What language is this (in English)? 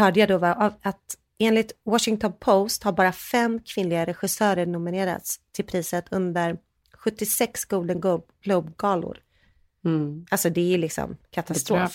Swedish